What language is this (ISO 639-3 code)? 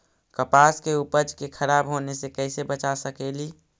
mag